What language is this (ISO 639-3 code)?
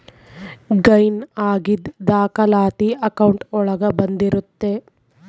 kan